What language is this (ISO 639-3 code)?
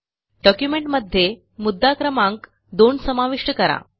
mar